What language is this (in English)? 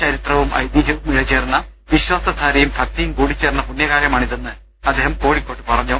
Malayalam